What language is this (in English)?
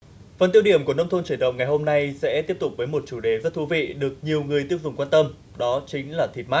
Vietnamese